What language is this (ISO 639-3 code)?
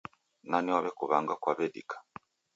dav